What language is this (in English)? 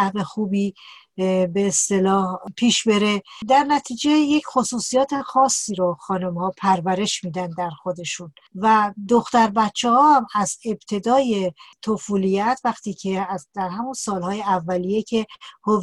Persian